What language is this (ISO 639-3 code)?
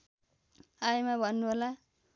nep